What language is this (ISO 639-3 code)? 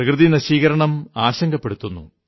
mal